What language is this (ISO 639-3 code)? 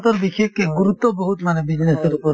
asm